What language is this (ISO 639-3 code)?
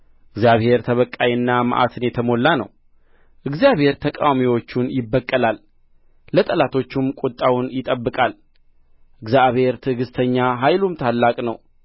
amh